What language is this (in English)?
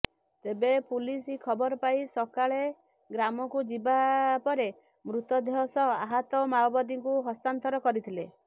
Odia